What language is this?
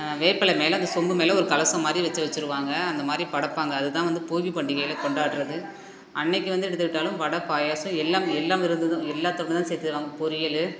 Tamil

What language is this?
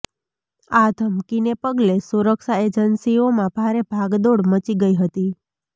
Gujarati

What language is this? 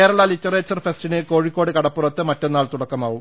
Malayalam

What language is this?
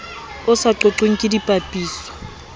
Southern Sotho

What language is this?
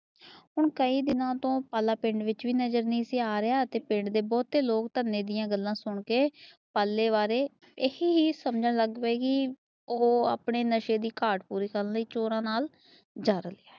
Punjabi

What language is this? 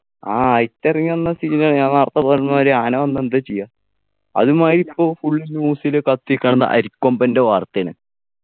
Malayalam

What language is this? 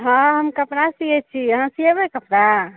Maithili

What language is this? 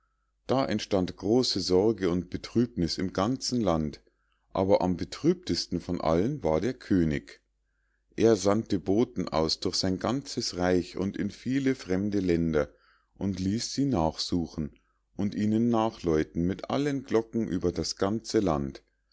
German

